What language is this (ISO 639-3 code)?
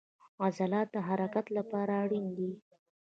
pus